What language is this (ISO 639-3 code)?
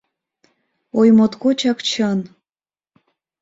chm